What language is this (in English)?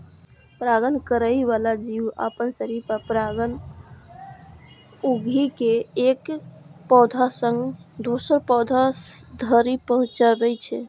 Maithili